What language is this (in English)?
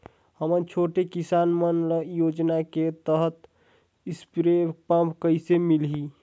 Chhattisgarhi